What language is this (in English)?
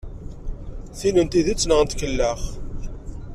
Kabyle